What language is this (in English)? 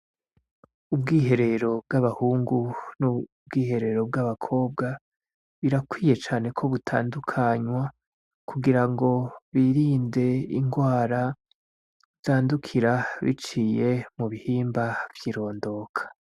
Rundi